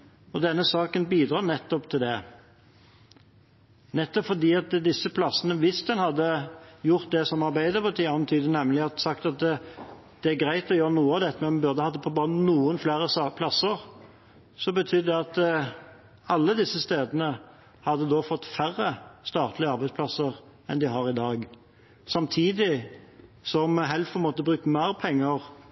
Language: Norwegian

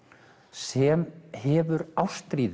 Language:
Icelandic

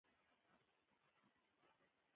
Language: Pashto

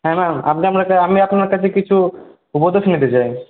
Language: Bangla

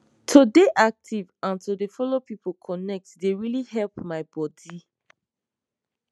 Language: Nigerian Pidgin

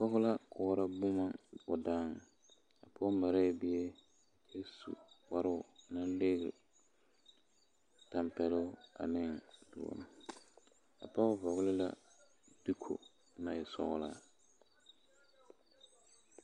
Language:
Southern Dagaare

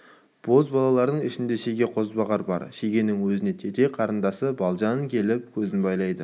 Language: Kazakh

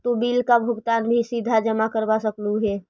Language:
Magahi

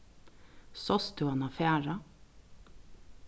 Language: Faroese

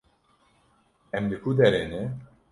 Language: Kurdish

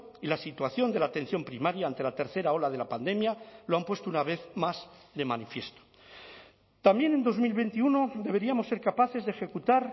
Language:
Spanish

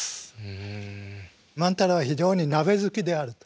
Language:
Japanese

